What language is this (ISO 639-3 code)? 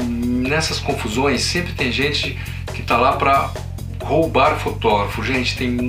por